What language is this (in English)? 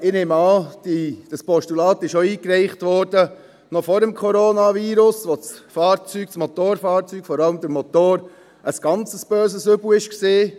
Swiss German